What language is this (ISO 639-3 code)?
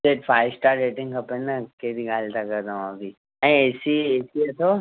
snd